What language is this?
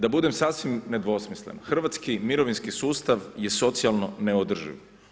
Croatian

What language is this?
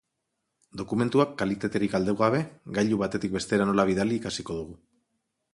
Basque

